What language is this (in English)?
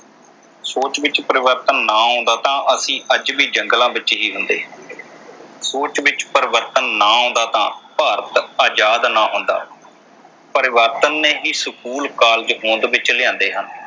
Punjabi